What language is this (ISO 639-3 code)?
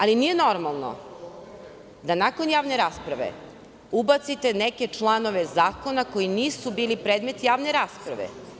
srp